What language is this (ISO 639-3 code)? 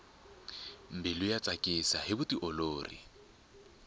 tso